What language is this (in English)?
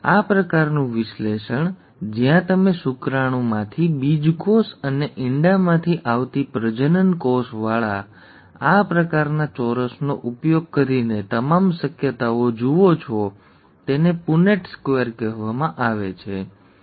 Gujarati